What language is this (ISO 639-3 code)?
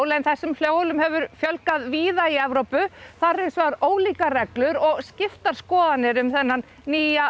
isl